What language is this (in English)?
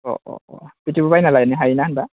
Bodo